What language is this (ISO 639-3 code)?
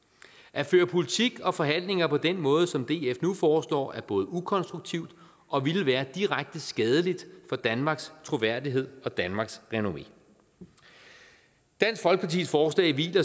dan